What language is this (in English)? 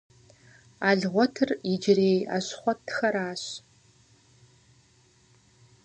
Kabardian